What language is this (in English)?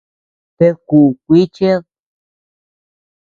Tepeuxila Cuicatec